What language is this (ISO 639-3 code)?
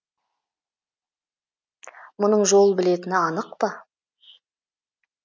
kaz